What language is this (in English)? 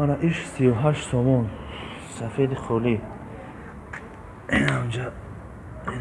Turkish